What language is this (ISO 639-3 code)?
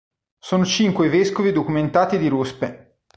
ita